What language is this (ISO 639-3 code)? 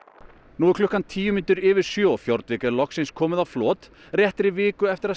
isl